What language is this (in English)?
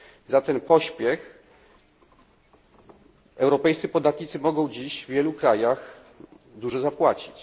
Polish